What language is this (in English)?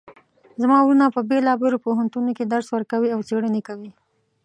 Pashto